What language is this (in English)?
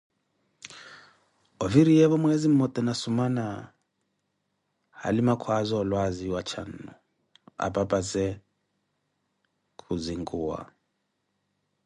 Koti